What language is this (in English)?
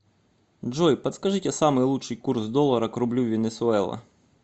Russian